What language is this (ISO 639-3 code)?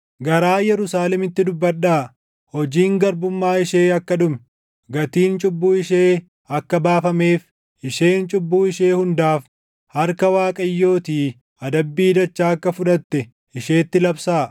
orm